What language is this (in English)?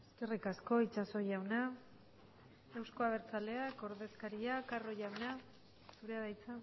Basque